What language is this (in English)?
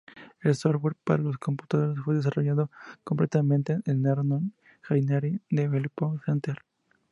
Spanish